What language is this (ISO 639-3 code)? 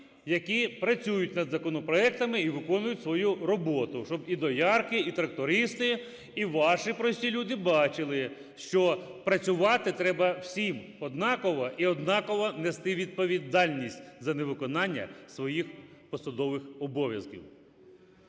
ukr